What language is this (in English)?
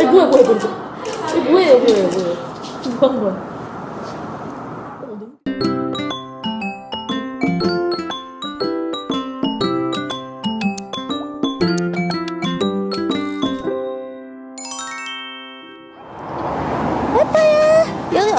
Korean